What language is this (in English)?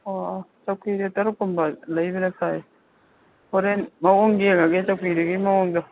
Manipuri